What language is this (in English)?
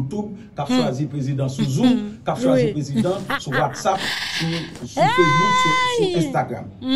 French